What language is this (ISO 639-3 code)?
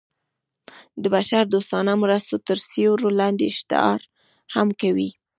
pus